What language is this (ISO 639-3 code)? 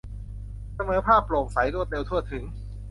tha